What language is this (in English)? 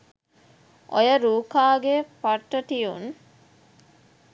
Sinhala